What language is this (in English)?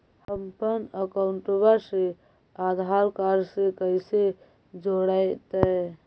Magahi